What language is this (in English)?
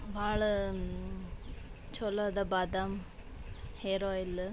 Kannada